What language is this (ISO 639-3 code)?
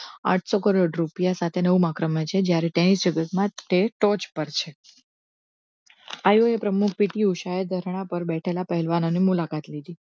guj